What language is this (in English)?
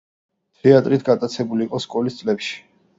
Georgian